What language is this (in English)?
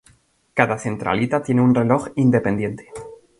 Spanish